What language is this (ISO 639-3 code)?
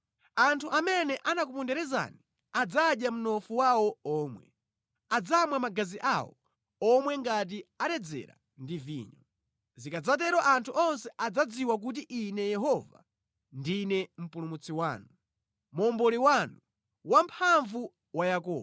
nya